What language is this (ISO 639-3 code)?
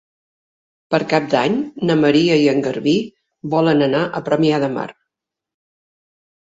cat